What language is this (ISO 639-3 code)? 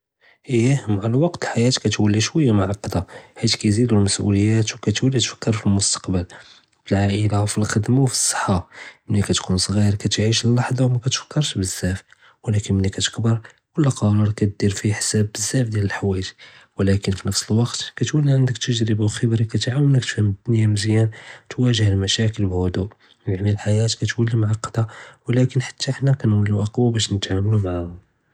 jrb